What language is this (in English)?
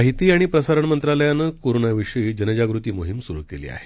Marathi